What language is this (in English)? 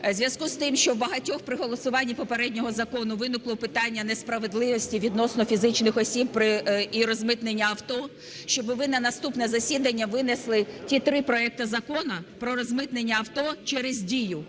Ukrainian